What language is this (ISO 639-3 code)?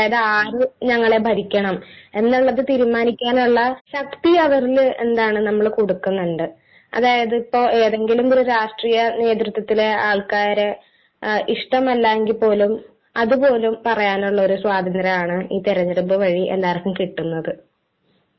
mal